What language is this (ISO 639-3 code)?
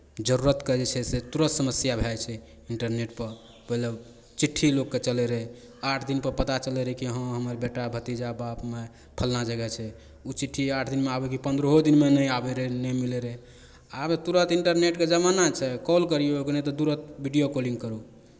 mai